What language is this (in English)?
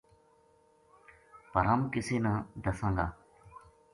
Gujari